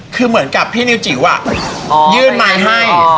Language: Thai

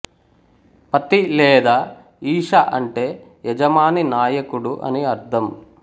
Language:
Telugu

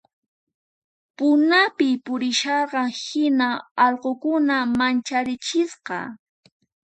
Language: Puno Quechua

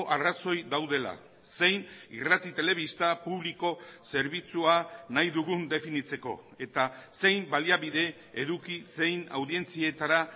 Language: Basque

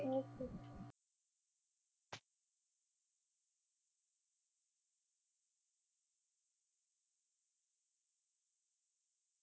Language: Punjabi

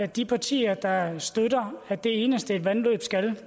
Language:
Danish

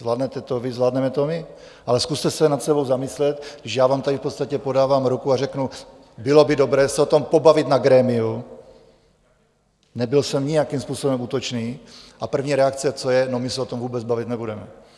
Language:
Czech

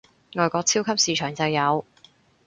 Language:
Cantonese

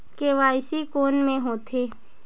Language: Chhattisgarhi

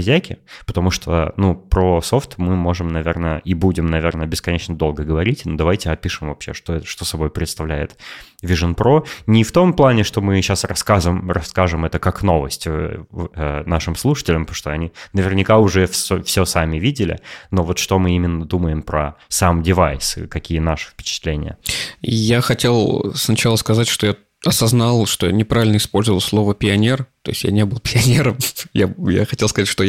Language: Russian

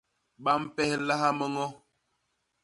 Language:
Basaa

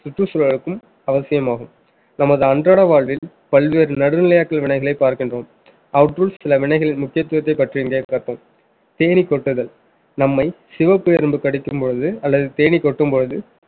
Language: Tamil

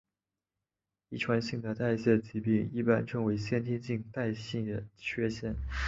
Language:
Chinese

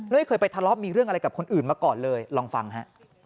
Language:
Thai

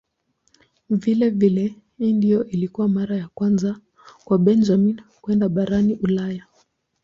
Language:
Swahili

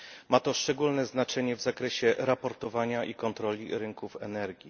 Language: Polish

